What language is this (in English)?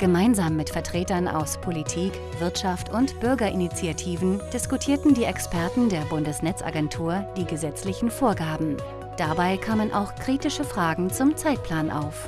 German